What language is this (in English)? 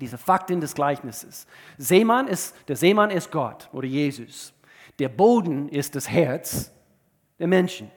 German